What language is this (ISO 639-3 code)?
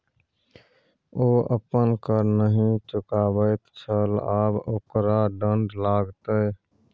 mai